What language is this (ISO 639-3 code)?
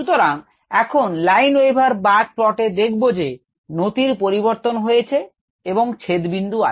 ben